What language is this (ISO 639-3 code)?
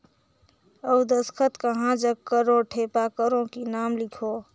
hne